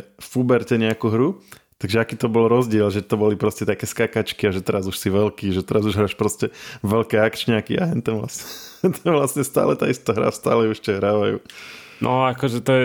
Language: Slovak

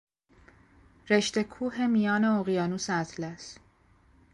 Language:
Persian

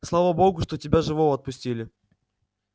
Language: Russian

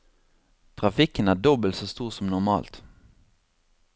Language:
Norwegian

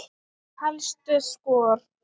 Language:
Icelandic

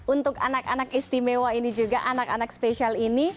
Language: Indonesian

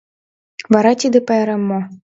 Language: Mari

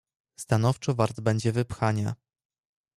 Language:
Polish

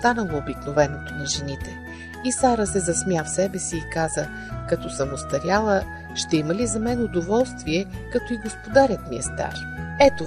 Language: Bulgarian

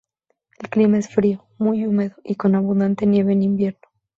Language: Spanish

